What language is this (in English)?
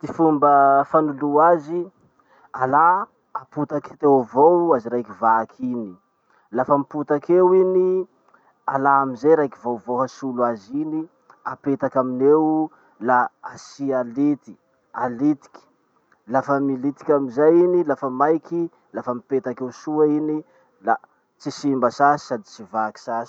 Masikoro Malagasy